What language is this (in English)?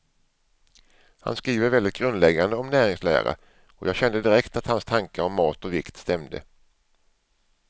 Swedish